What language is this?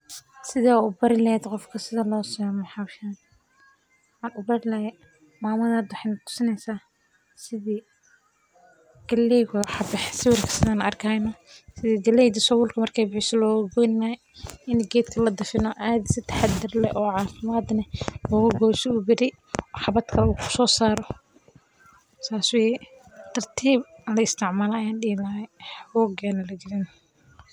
Somali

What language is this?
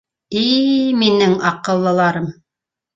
Bashkir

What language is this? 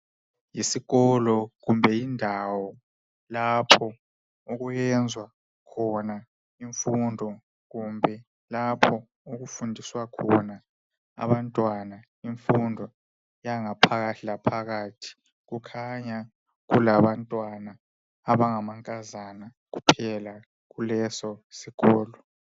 North Ndebele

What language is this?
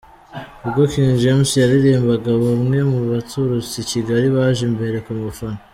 Kinyarwanda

